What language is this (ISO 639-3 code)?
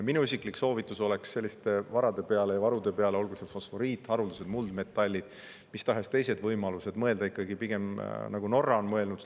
est